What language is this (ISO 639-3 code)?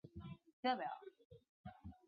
zho